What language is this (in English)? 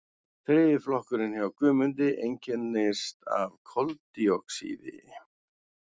Icelandic